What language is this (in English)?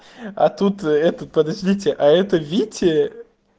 Russian